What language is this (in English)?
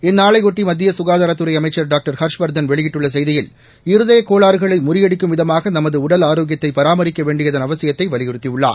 Tamil